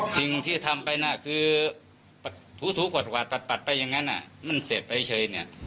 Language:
Thai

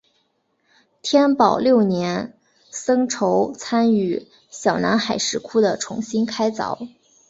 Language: Chinese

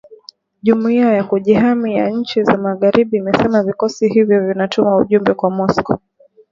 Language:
Swahili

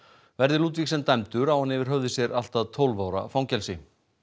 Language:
Icelandic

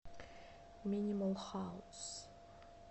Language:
Russian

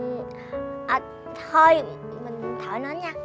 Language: Vietnamese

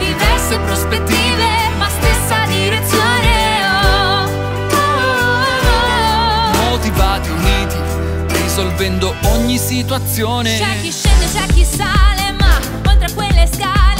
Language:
Italian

